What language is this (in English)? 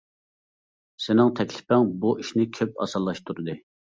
Uyghur